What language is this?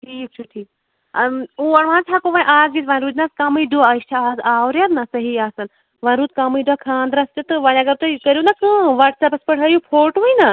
Kashmiri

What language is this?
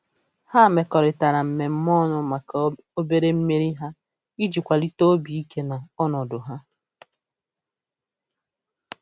Igbo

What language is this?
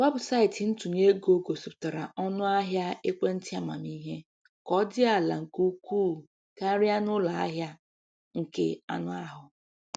Igbo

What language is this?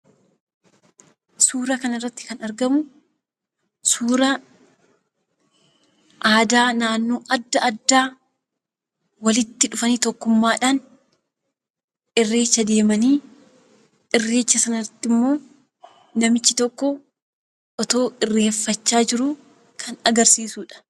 Oromo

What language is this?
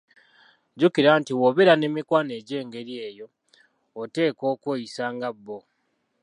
Ganda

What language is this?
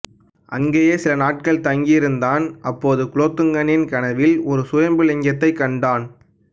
Tamil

